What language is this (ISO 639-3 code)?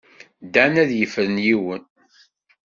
kab